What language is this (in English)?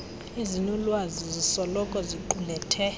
Xhosa